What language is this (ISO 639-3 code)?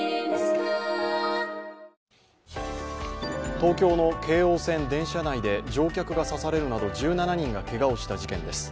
jpn